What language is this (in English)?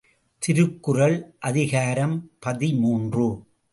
Tamil